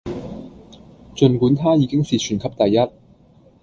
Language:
Cantonese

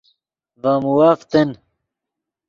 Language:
Yidgha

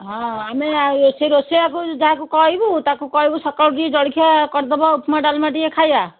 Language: Odia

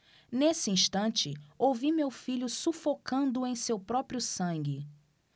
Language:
Portuguese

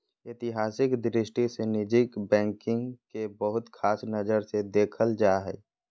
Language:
Magahi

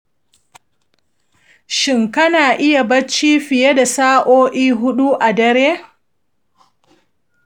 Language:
Hausa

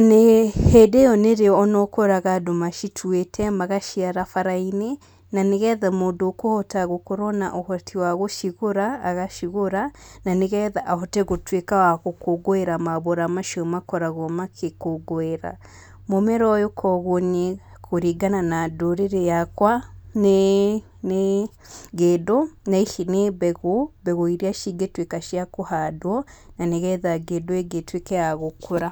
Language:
Kikuyu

